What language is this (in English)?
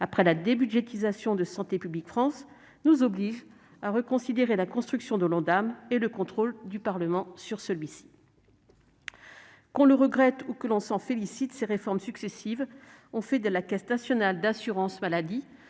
French